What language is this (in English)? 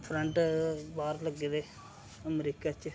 Dogri